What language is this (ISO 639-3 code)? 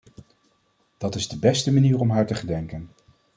nld